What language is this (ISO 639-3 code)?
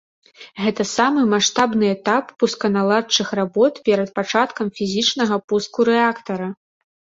bel